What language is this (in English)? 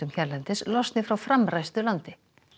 Icelandic